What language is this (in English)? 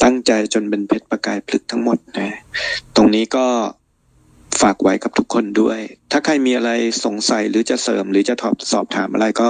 Thai